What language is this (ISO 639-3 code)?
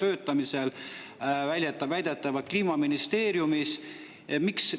est